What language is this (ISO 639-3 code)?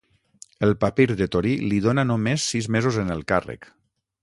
cat